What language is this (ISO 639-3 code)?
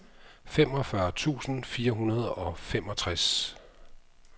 dan